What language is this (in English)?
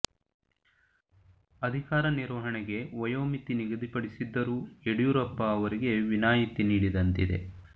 Kannada